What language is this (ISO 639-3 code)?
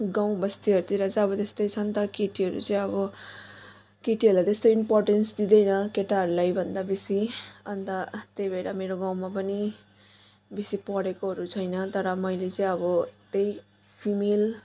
nep